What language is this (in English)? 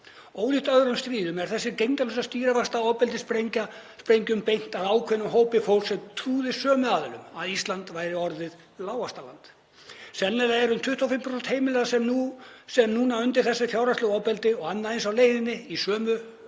Icelandic